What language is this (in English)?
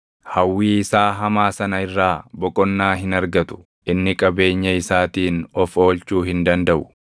Oromo